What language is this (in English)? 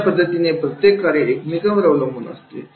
Marathi